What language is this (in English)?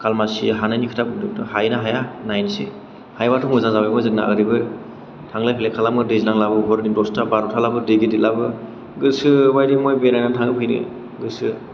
Bodo